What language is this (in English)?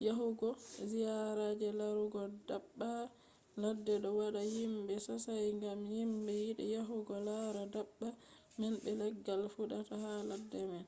Fula